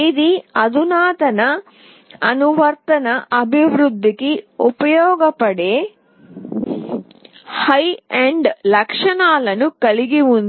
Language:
Telugu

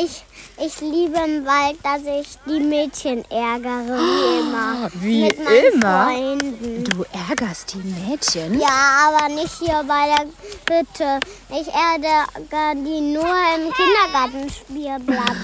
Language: German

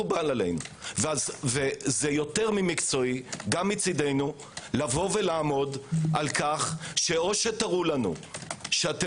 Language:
Hebrew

